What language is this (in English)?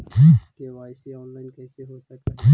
Magahi